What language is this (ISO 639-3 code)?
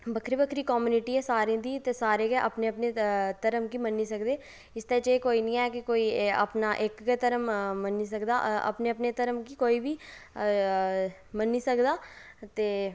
doi